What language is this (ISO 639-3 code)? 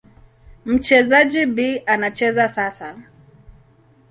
swa